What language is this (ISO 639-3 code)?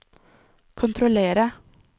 nor